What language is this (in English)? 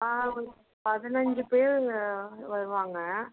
Tamil